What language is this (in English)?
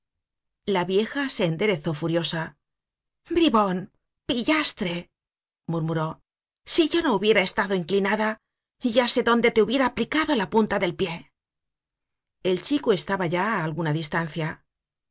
Spanish